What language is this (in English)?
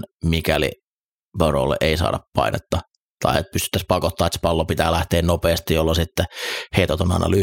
Finnish